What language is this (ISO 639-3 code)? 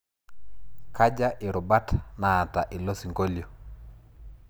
mas